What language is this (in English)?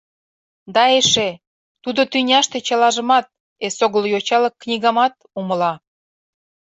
Mari